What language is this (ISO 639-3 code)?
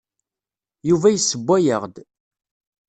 kab